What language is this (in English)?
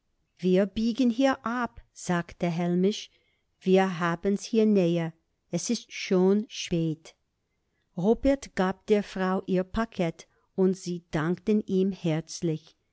German